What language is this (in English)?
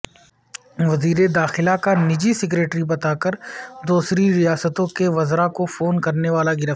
Urdu